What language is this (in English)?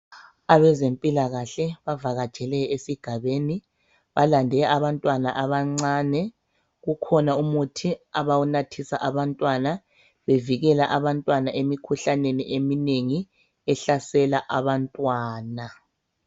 North Ndebele